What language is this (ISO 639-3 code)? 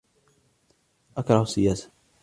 ara